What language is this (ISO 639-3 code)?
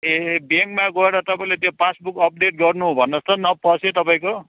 nep